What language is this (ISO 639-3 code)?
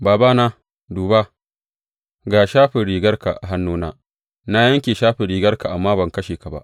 hau